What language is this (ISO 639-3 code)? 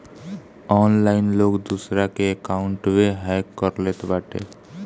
bho